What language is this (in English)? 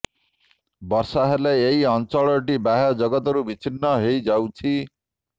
Odia